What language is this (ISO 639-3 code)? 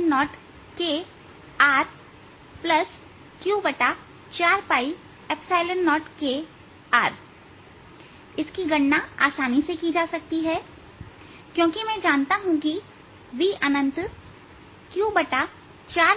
hin